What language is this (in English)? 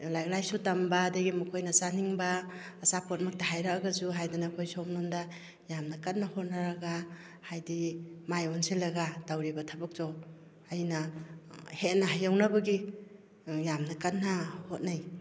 Manipuri